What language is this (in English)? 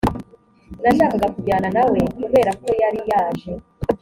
Kinyarwanda